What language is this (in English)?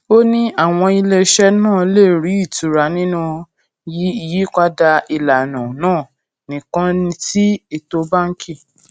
Yoruba